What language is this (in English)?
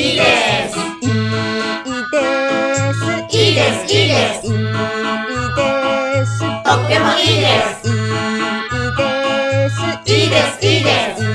Japanese